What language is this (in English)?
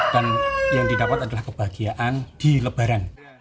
Indonesian